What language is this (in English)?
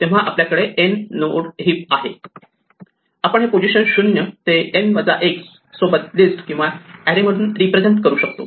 Marathi